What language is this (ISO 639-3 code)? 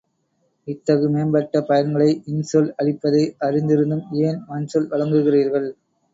tam